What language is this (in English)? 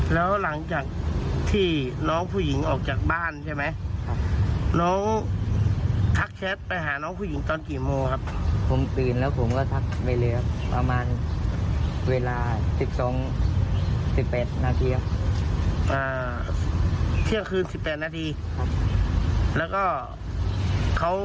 Thai